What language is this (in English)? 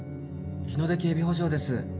Japanese